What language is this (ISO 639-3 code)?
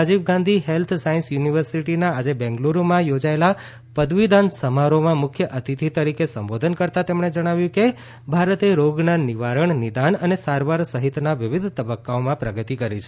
guj